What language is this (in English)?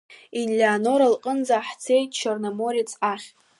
Abkhazian